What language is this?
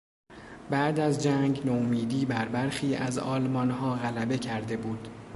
Persian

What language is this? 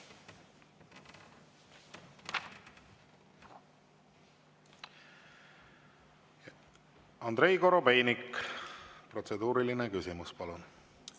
Estonian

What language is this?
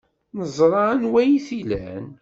Kabyle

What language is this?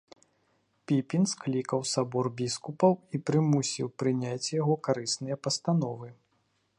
Belarusian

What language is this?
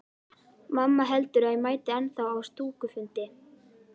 Icelandic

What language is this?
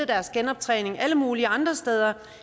Danish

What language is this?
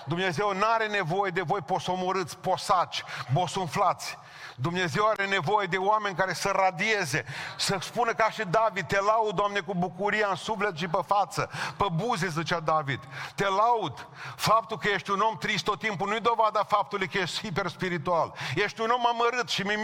Romanian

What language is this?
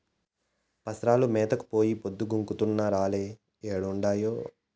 Telugu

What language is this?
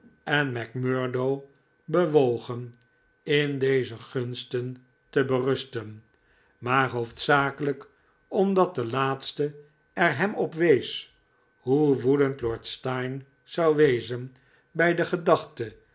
Dutch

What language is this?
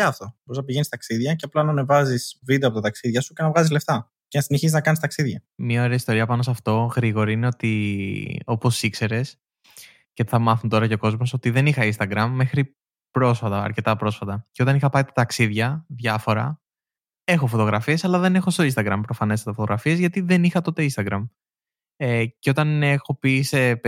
Greek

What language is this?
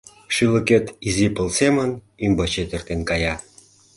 Mari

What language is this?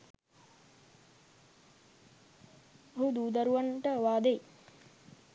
Sinhala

